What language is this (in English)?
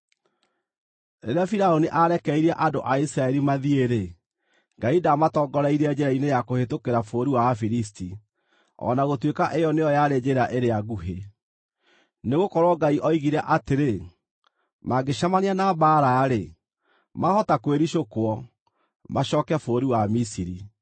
Kikuyu